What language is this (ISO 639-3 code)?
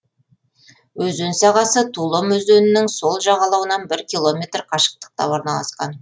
kaz